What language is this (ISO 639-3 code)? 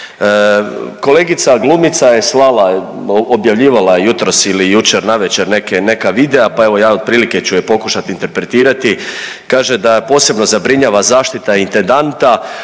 hrv